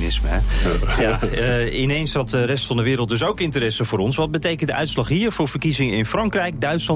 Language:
Dutch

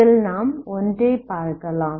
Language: Tamil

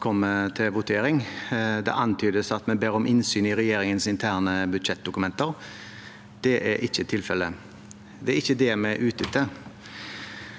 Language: Norwegian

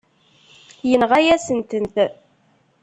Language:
Kabyle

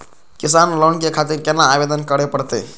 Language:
Maithili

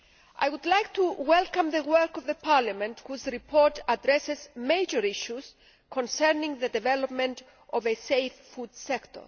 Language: English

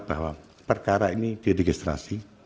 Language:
Indonesian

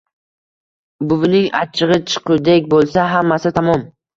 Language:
Uzbek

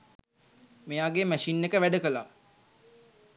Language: Sinhala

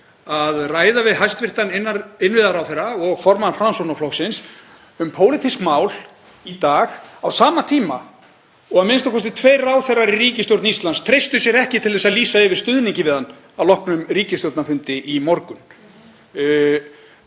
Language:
Icelandic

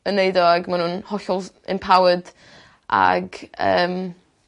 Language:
Welsh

